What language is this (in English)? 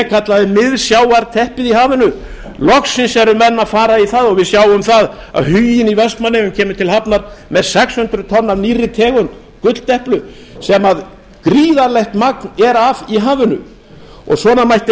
Icelandic